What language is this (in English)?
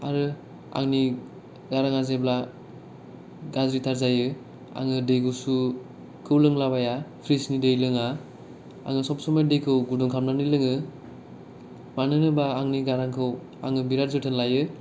Bodo